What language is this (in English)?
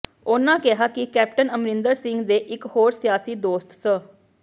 Punjabi